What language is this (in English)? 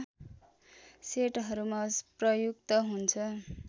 Nepali